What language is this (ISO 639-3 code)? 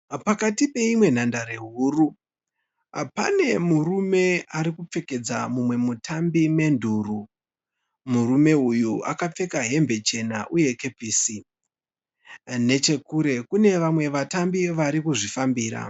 sna